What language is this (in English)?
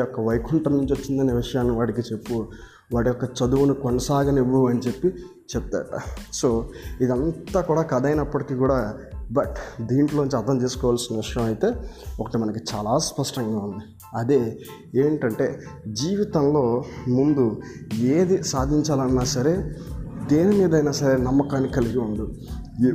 Telugu